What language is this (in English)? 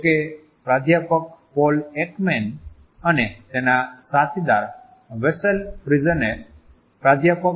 Gujarati